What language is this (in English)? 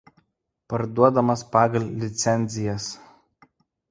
Lithuanian